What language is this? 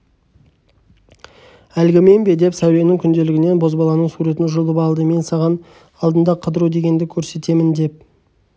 Kazakh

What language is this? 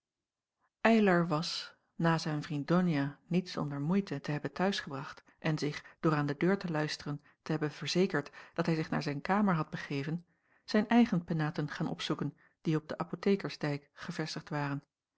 Dutch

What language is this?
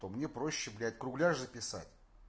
Russian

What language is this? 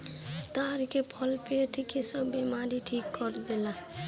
Bhojpuri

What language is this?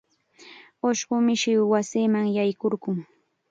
Chiquián Ancash Quechua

